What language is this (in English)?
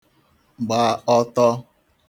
Igbo